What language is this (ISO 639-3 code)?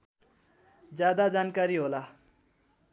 nep